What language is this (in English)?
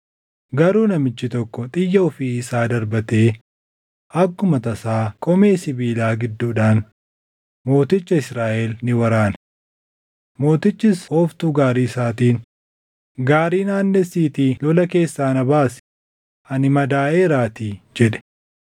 Oromo